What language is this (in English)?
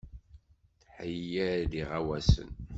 Kabyle